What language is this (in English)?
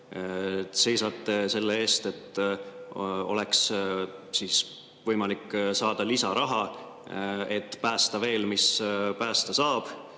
Estonian